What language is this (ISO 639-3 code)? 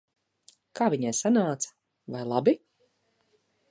lav